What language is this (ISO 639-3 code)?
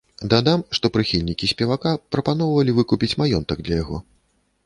bel